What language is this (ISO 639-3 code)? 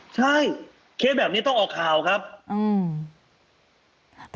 tha